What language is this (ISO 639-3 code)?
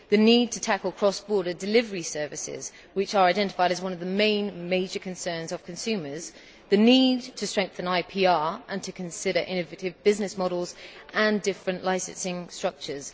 eng